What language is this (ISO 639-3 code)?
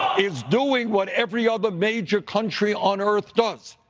eng